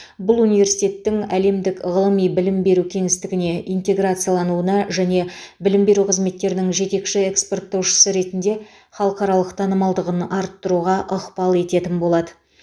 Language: Kazakh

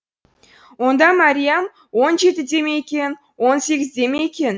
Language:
Kazakh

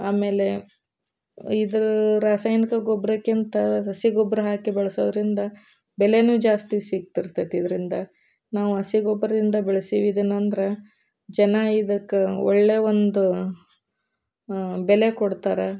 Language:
Kannada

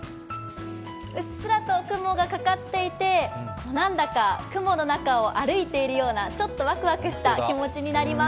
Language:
Japanese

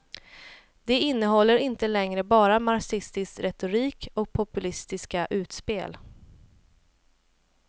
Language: Swedish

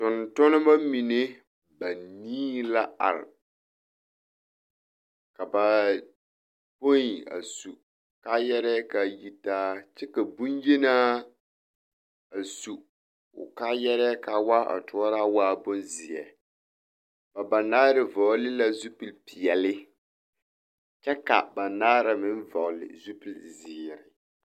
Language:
Southern Dagaare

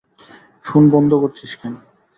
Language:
Bangla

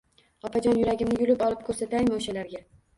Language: Uzbek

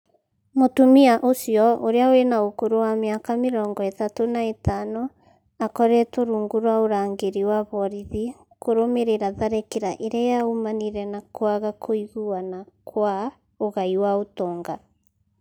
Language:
Kikuyu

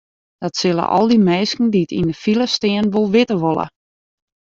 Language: Western Frisian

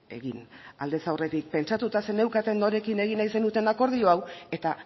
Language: Basque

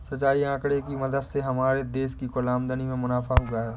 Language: Hindi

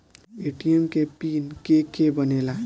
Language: Bhojpuri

